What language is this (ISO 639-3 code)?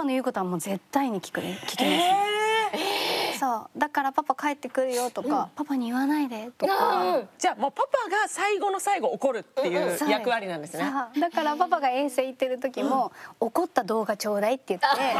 jpn